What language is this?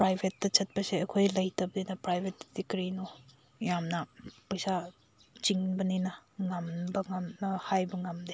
Manipuri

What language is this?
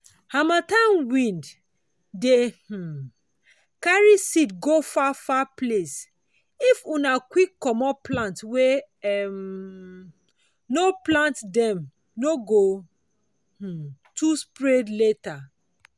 Nigerian Pidgin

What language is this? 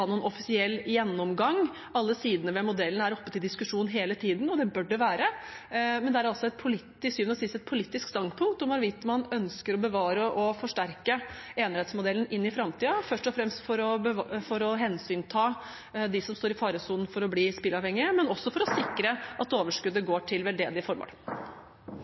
Norwegian Bokmål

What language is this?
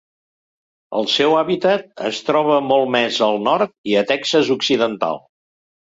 Catalan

